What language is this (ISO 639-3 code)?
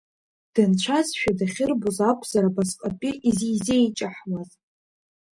abk